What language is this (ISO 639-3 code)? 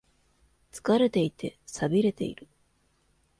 jpn